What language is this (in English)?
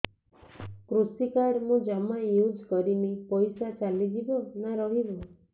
Odia